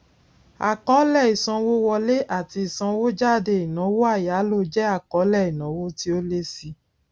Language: Yoruba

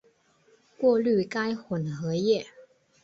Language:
Chinese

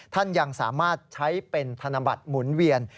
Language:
Thai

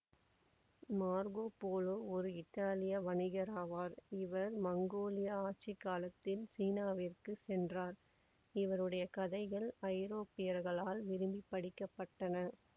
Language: Tamil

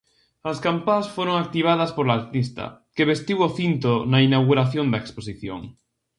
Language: Galician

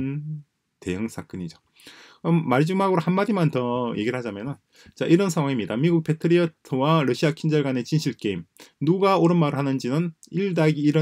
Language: Korean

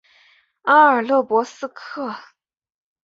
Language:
Chinese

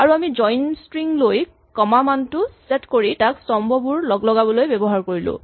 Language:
Assamese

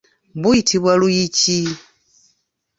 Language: Ganda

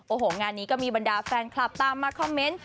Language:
Thai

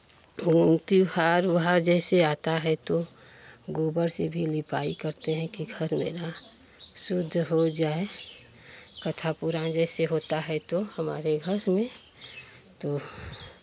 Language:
Hindi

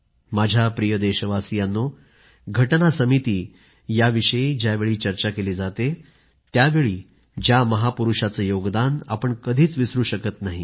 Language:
Marathi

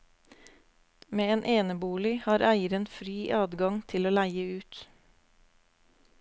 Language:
Norwegian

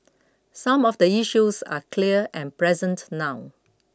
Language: English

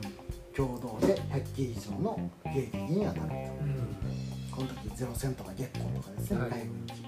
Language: Japanese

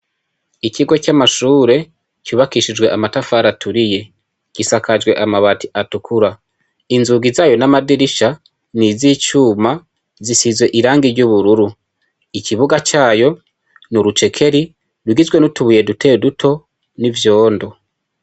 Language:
Rundi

